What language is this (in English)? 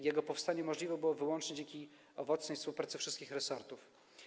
Polish